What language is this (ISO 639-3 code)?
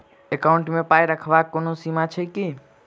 mai